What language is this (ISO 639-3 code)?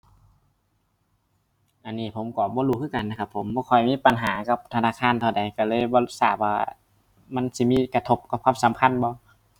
tha